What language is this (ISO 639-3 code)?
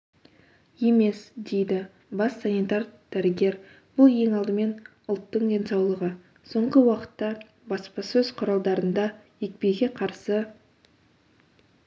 kaz